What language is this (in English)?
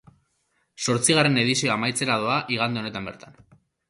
Basque